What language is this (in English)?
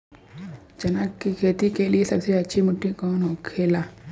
Bhojpuri